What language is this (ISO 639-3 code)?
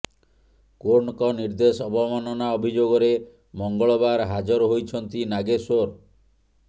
ori